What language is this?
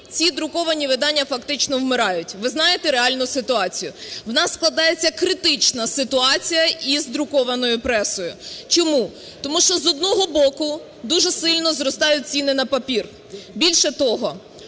Ukrainian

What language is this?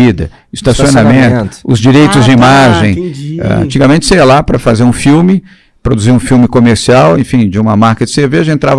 Portuguese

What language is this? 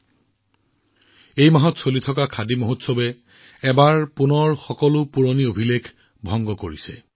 Assamese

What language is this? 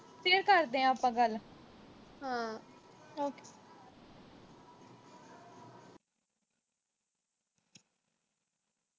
Punjabi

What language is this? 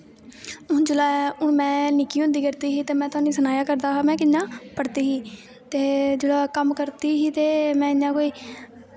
Dogri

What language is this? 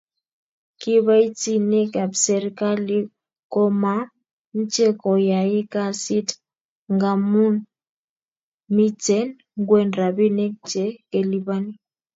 Kalenjin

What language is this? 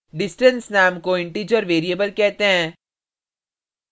Hindi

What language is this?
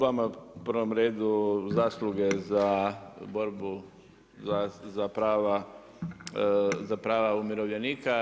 Croatian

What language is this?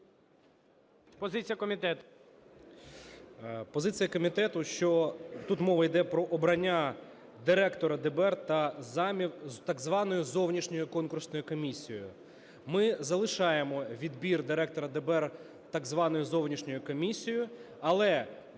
Ukrainian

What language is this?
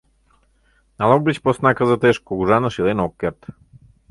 Mari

